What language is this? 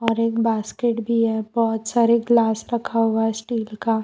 Hindi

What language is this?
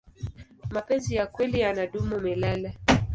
Swahili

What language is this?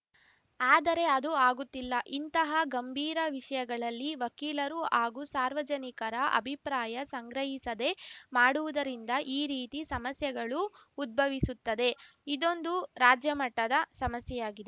Kannada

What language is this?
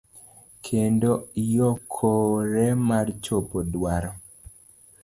Luo (Kenya and Tanzania)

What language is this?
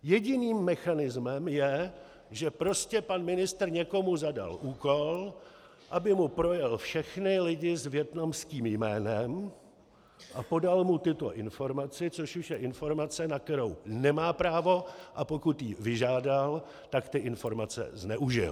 Czech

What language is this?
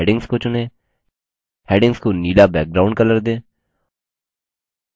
Hindi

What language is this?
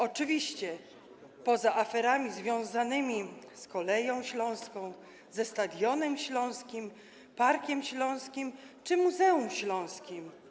Polish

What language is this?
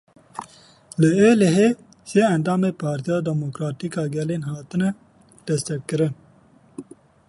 Kurdish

